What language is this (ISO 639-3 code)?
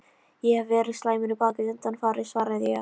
isl